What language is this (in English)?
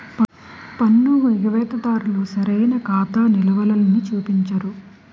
Telugu